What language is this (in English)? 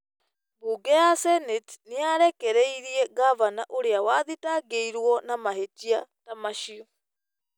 Kikuyu